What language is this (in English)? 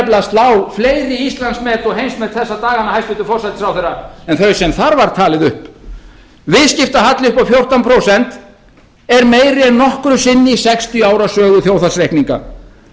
Icelandic